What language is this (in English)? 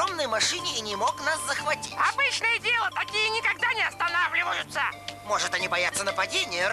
Russian